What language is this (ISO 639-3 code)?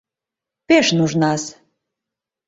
chm